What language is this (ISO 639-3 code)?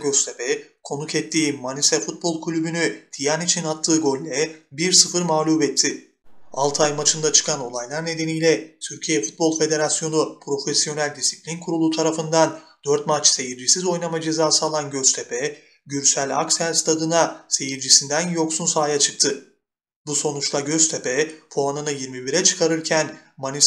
tur